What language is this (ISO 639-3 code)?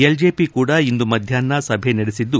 kan